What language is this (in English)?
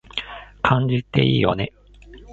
Japanese